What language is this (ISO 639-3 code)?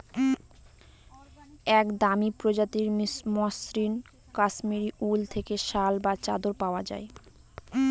ben